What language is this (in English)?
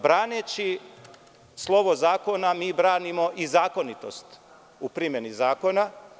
Serbian